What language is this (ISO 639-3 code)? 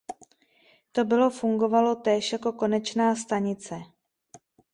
ces